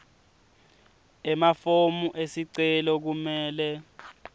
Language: Swati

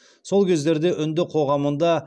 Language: Kazakh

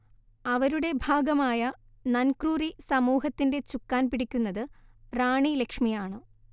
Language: Malayalam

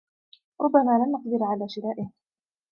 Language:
Arabic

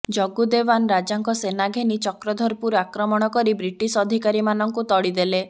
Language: Odia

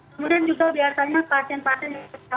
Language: Indonesian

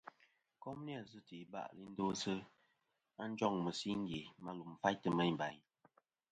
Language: Kom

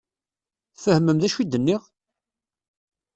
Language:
Kabyle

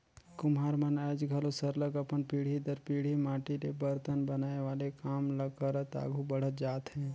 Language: Chhattisgarhi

